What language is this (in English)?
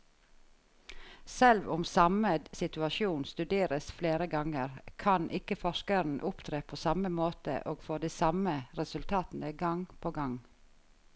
Norwegian